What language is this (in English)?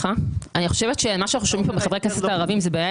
Hebrew